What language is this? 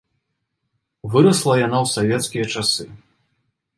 Belarusian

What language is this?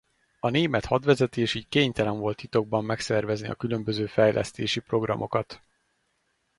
Hungarian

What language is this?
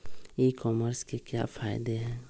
Magahi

